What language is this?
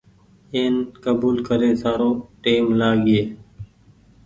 Goaria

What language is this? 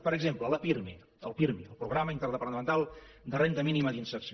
Catalan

